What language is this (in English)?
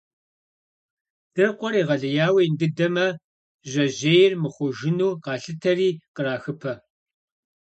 Kabardian